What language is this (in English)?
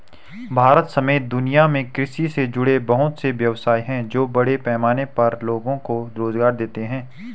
Hindi